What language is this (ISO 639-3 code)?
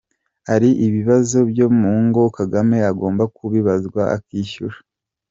kin